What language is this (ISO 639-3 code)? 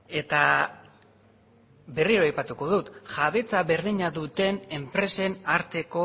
eus